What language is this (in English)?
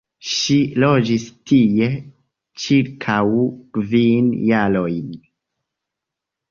Esperanto